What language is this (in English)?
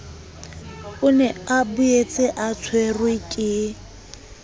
Southern Sotho